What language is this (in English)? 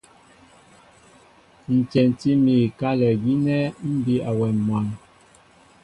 Mbo (Cameroon)